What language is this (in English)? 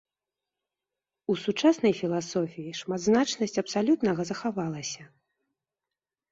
Belarusian